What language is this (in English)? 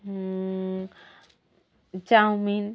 Odia